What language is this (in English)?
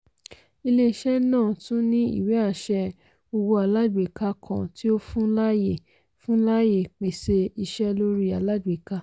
Yoruba